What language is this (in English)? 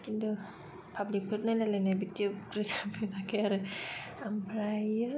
Bodo